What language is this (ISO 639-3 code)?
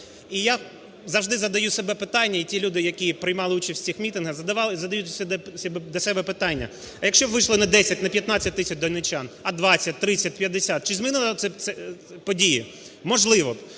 ukr